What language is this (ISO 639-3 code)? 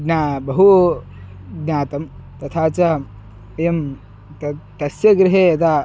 san